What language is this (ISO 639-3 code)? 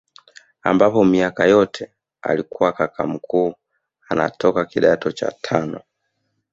swa